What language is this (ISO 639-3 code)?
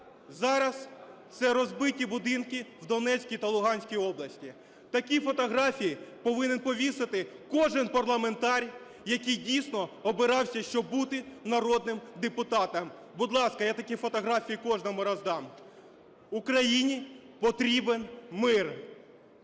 ukr